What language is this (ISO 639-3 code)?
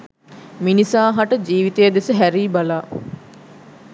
sin